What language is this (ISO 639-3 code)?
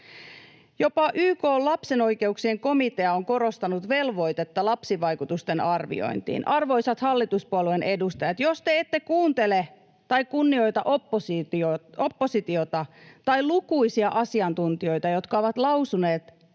fin